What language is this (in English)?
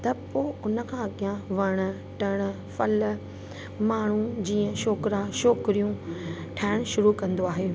Sindhi